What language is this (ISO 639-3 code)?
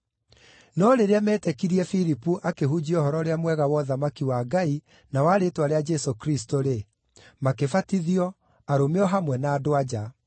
kik